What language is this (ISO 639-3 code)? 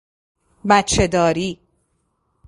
fas